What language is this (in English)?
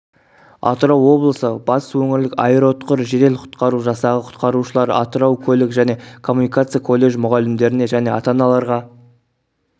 Kazakh